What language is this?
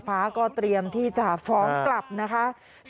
Thai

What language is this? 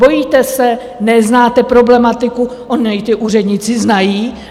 Czech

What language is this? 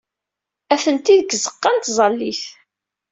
Kabyle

